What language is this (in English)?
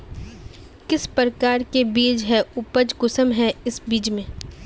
Magahi